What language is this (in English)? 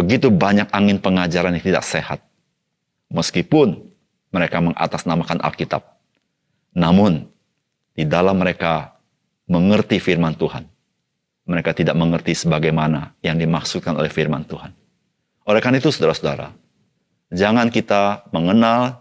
Indonesian